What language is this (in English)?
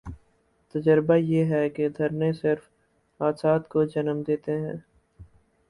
Urdu